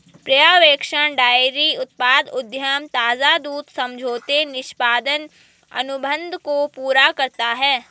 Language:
Hindi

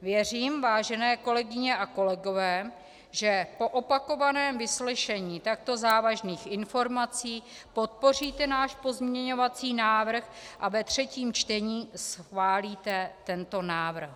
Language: Czech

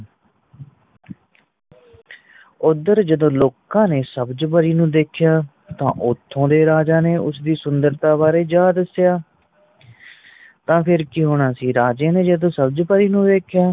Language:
Punjabi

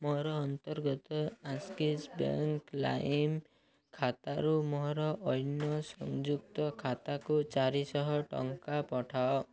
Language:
Odia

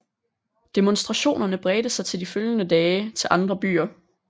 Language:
Danish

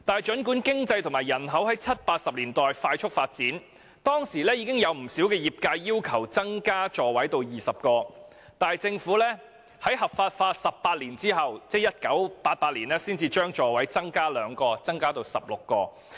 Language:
Cantonese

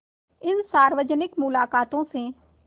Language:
Hindi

